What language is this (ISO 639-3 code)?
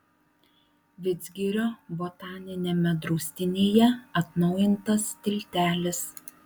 lit